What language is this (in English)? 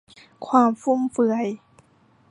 Thai